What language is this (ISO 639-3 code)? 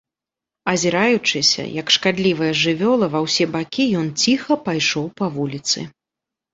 bel